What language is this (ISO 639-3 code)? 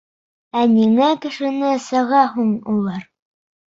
bak